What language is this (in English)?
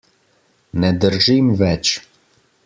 Slovenian